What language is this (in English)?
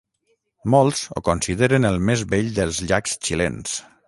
Catalan